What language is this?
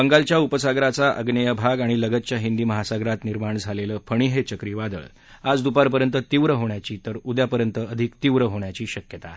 Marathi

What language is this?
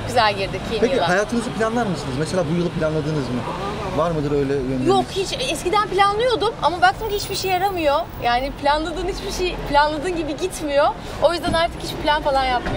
Turkish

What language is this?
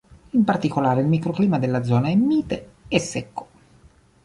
Italian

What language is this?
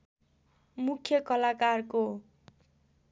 Nepali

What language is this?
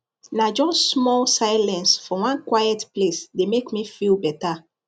Nigerian Pidgin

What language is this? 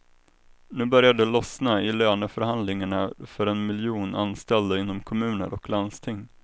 Swedish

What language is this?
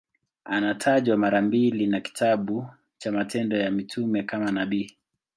Swahili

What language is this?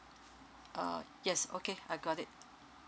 English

